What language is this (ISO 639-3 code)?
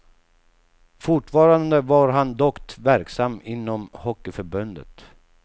swe